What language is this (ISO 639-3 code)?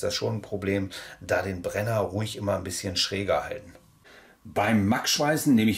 deu